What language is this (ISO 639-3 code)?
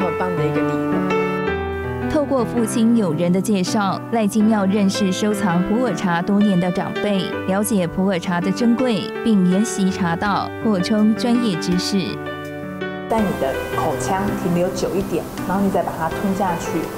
zho